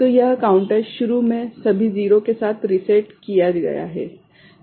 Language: Hindi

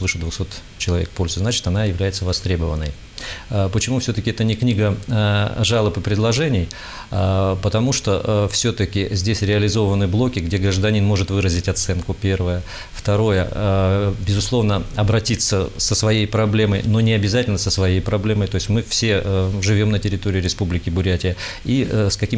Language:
Russian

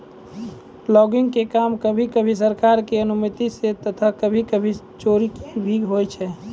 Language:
Maithili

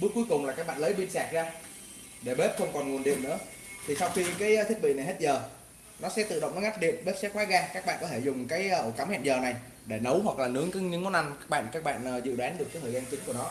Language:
Vietnamese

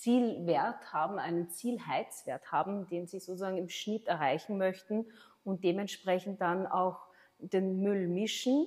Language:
German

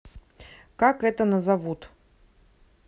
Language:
Russian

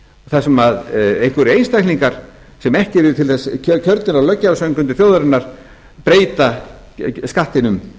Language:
Icelandic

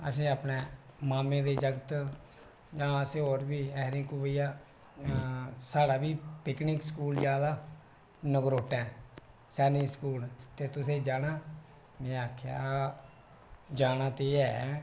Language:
Dogri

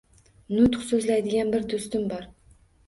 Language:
Uzbek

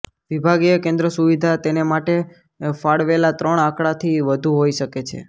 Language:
Gujarati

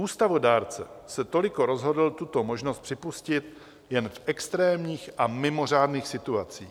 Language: Czech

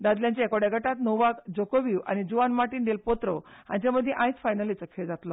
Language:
Konkani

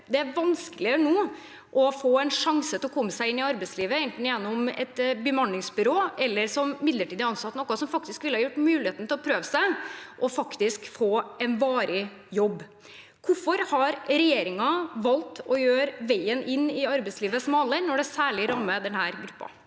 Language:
Norwegian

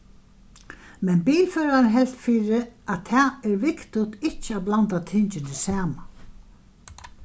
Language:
Faroese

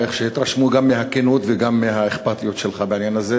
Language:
Hebrew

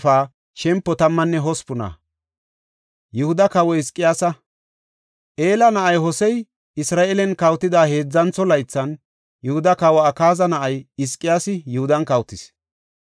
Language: Gofa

